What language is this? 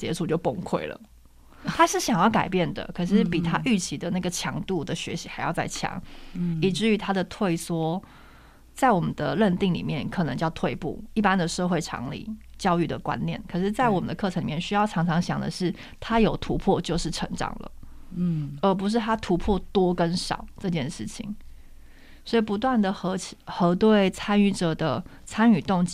Chinese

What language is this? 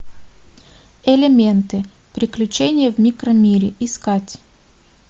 Russian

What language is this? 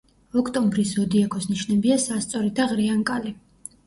Georgian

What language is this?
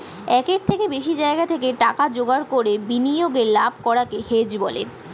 Bangla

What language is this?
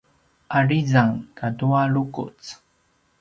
Paiwan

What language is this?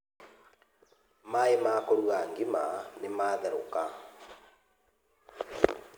Kikuyu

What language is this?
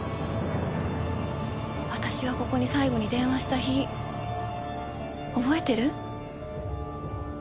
Japanese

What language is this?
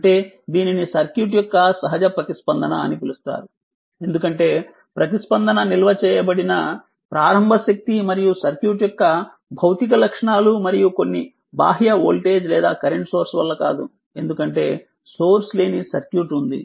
Telugu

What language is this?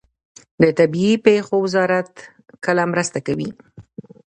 Pashto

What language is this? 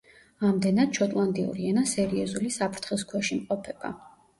Georgian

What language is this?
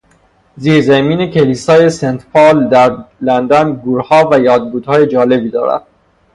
Persian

